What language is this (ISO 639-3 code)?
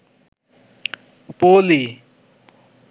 ben